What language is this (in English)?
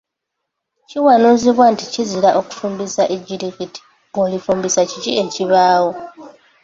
Ganda